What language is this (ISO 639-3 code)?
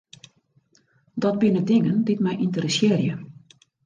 fry